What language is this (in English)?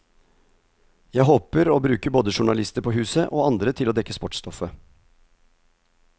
Norwegian